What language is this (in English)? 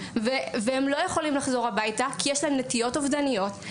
Hebrew